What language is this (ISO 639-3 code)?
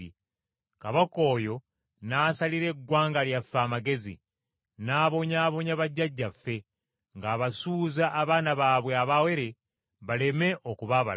lug